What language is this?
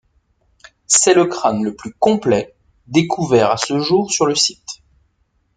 French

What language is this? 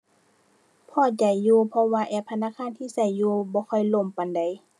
Thai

